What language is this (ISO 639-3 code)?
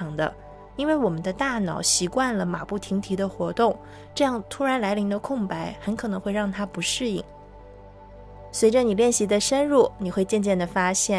zho